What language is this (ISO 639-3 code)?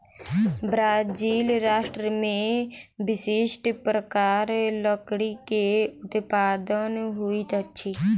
mai